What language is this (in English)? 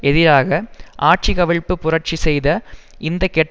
Tamil